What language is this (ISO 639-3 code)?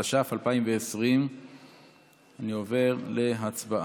heb